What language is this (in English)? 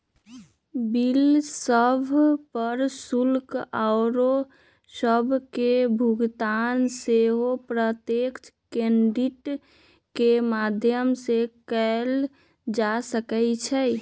Magahi